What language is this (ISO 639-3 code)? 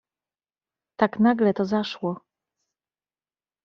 pol